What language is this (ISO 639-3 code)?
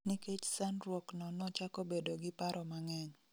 luo